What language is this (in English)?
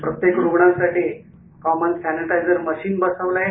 Marathi